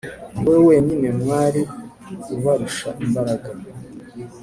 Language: Kinyarwanda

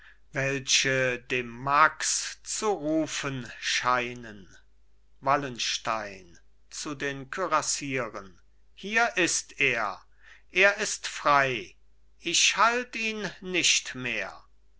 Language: German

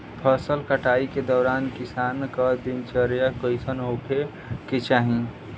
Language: Bhojpuri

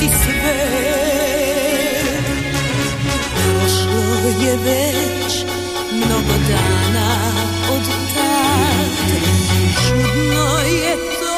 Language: Croatian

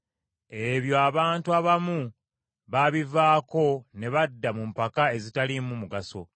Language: Ganda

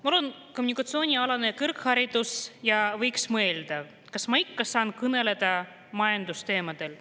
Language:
Estonian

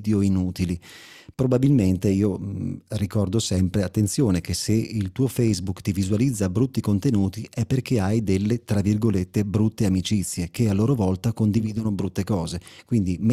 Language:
Italian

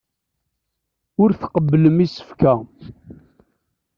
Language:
Kabyle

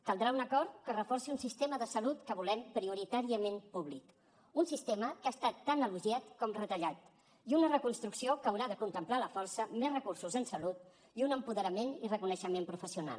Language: Catalan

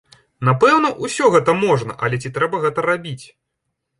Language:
Belarusian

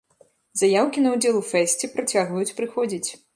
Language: Belarusian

